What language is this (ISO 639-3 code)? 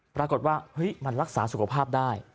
tha